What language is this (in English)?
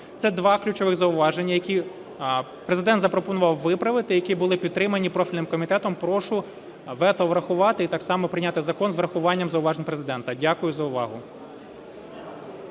Ukrainian